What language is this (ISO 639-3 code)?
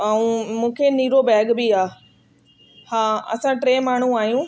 snd